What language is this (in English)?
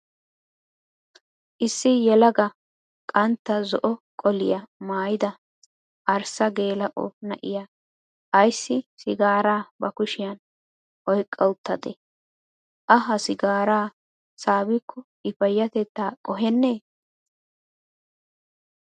Wolaytta